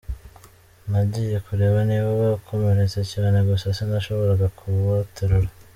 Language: Kinyarwanda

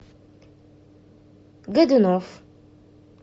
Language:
Russian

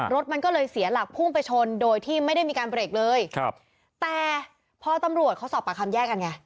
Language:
Thai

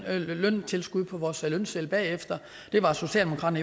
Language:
Danish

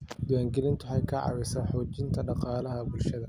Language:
Somali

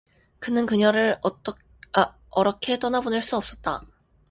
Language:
Korean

